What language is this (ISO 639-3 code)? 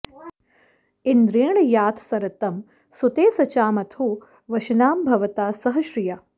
san